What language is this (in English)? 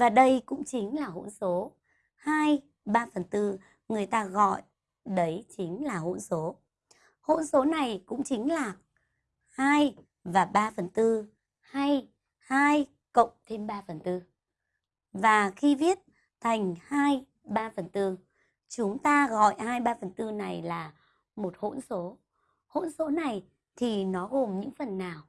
Vietnamese